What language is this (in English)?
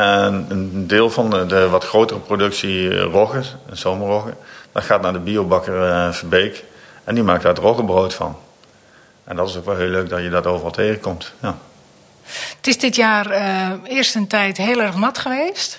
Dutch